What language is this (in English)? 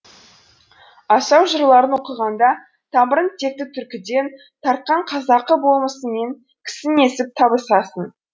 Kazakh